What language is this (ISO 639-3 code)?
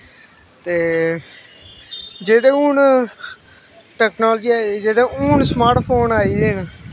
doi